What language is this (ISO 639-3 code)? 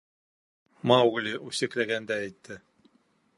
bak